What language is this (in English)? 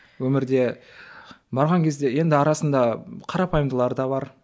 Kazakh